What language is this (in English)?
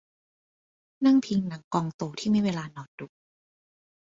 Thai